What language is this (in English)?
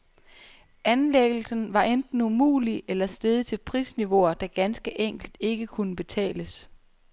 Danish